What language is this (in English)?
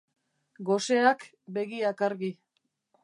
Basque